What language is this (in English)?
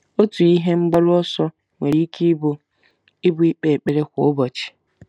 Igbo